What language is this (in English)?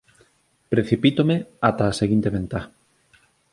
Galician